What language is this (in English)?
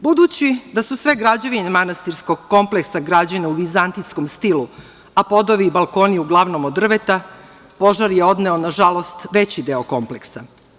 Serbian